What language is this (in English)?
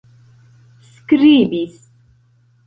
Esperanto